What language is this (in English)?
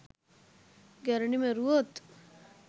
Sinhala